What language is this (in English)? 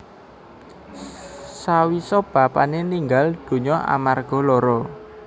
Javanese